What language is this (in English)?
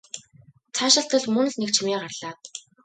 Mongolian